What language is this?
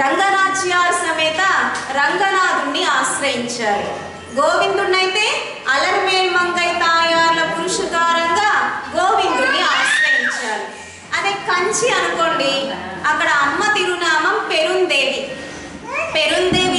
Indonesian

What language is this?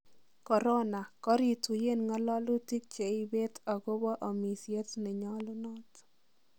Kalenjin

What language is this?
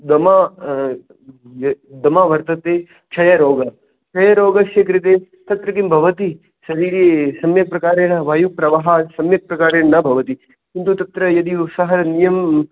Sanskrit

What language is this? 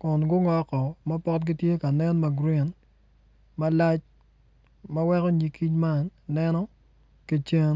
Acoli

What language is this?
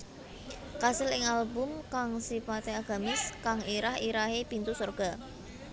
Javanese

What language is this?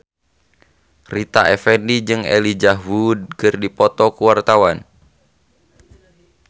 Sundanese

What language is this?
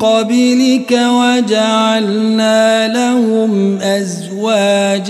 Arabic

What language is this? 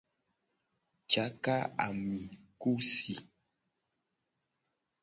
Gen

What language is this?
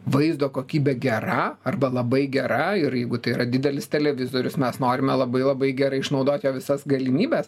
Lithuanian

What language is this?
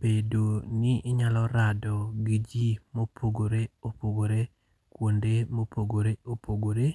Luo (Kenya and Tanzania)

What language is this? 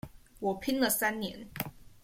Chinese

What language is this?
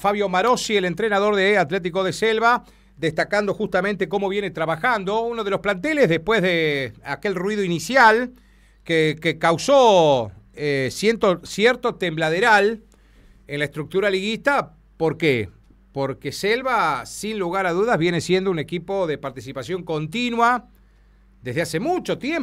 Spanish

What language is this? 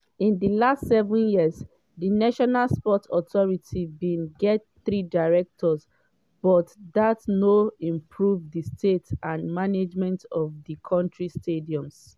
Nigerian Pidgin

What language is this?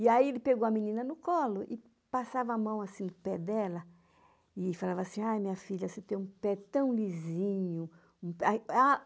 Portuguese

